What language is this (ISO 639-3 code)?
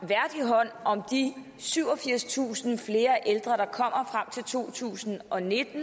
dan